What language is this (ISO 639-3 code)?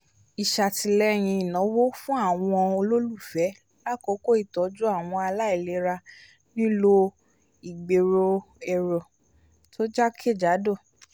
yor